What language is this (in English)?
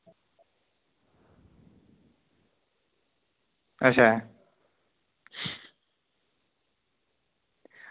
Dogri